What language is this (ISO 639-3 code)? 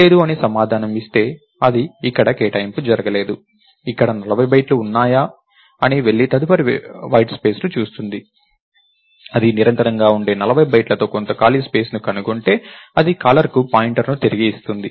tel